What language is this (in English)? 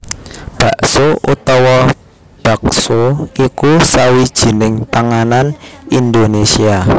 Javanese